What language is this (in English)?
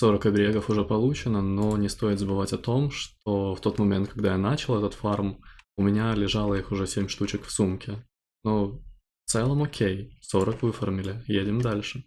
Russian